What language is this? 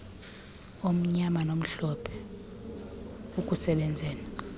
Xhosa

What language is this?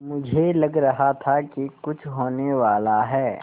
Hindi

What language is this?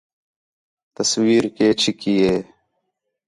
Khetrani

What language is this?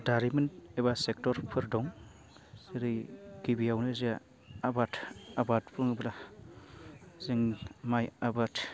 Bodo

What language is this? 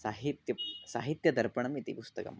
Sanskrit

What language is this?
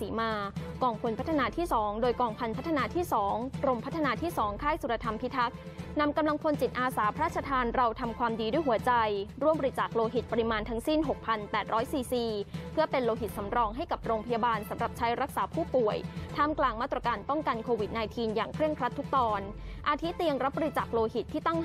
Thai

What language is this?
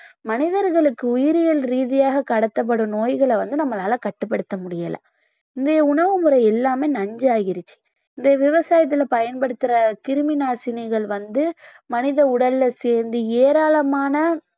Tamil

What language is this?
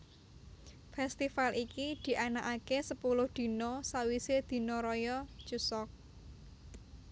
Javanese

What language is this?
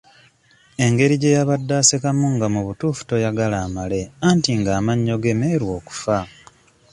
Ganda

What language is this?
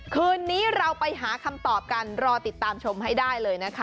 Thai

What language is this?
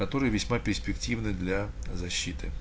Russian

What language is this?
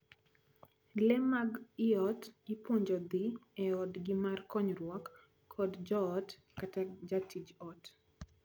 Luo (Kenya and Tanzania)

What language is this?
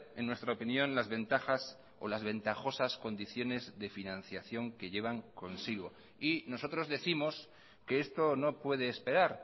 Spanish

